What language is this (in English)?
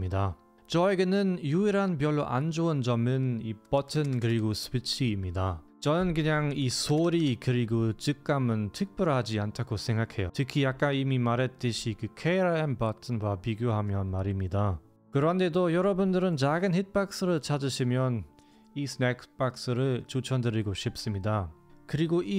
Korean